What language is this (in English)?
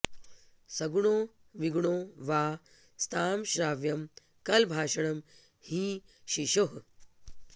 Sanskrit